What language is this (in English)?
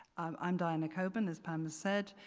English